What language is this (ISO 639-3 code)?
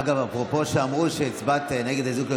heb